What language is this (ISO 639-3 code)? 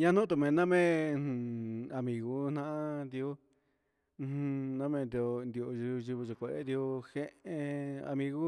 mxs